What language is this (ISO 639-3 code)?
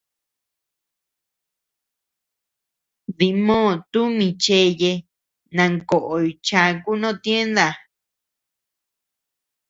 cux